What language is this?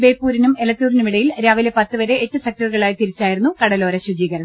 Malayalam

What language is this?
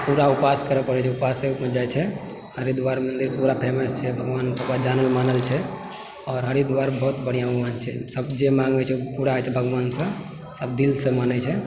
Maithili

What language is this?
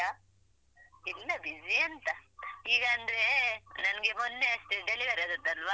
Kannada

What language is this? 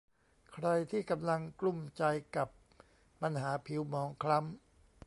Thai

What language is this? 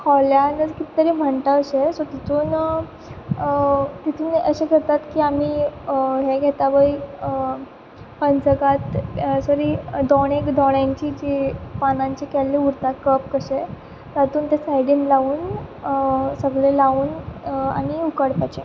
Konkani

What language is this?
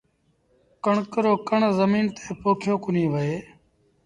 Sindhi Bhil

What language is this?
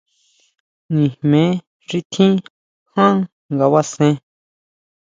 Huautla Mazatec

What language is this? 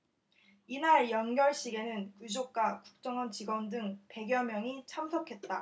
Korean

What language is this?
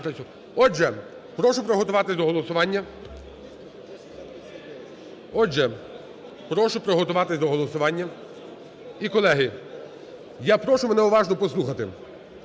Ukrainian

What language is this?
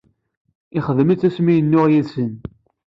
Kabyle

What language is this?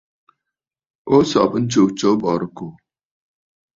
Bafut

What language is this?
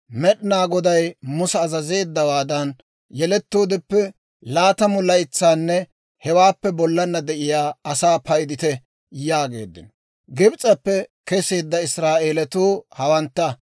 Dawro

